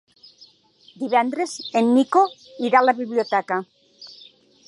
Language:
Catalan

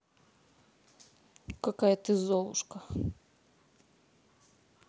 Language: Russian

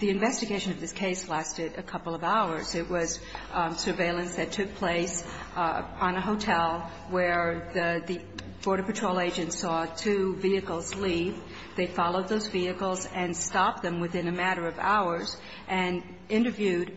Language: English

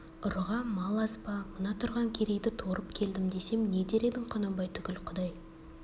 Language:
Kazakh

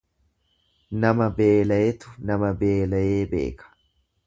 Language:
Oromo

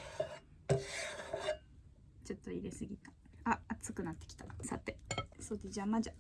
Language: Japanese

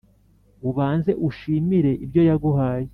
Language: Kinyarwanda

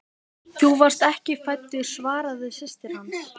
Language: Icelandic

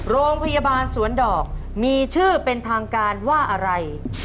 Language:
Thai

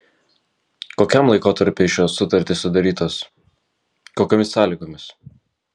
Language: Lithuanian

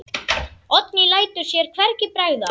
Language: Icelandic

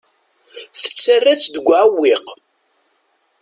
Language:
Kabyle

